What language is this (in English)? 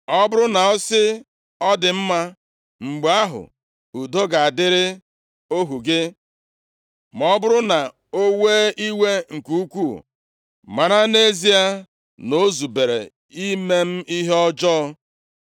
Igbo